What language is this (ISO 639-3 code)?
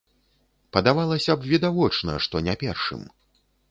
bel